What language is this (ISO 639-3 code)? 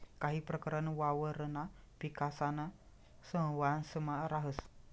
mar